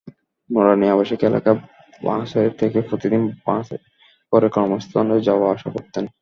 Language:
Bangla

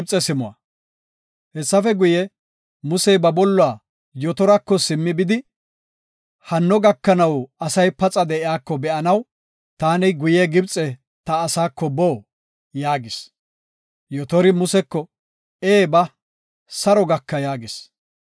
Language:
Gofa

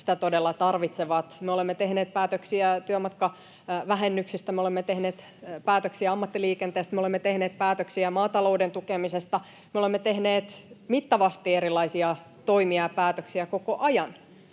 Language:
Finnish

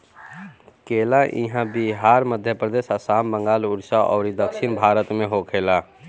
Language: Bhojpuri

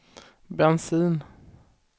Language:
Swedish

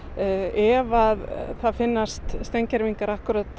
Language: Icelandic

